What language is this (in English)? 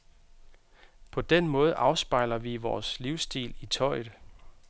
Danish